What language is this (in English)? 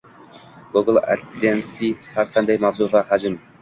Uzbek